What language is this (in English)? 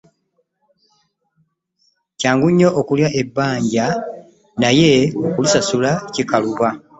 Ganda